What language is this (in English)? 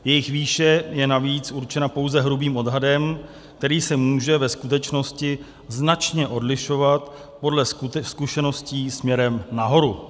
Czech